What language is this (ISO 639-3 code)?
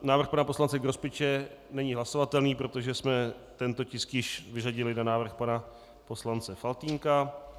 ces